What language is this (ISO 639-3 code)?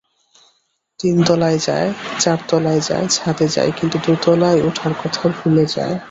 ben